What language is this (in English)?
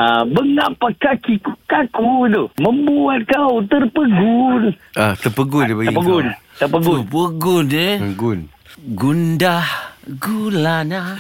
Malay